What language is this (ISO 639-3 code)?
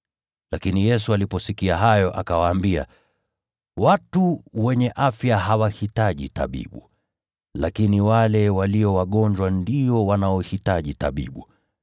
swa